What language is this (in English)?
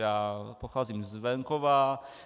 Czech